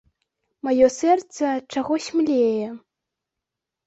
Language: Belarusian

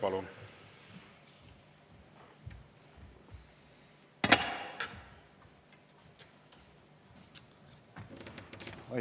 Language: Estonian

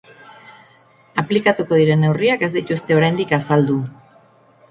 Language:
Basque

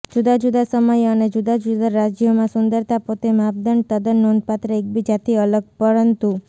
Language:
Gujarati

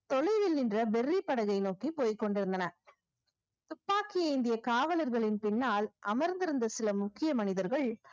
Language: Tamil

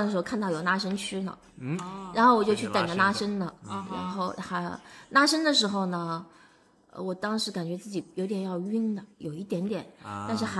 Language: Chinese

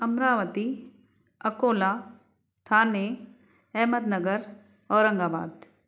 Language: Sindhi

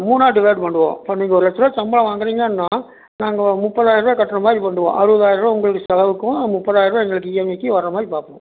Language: Tamil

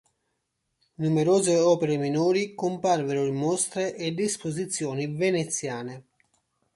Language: Italian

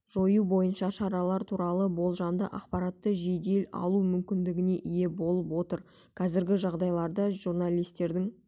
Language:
Kazakh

